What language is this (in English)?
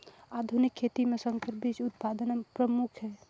Chhattisgarhi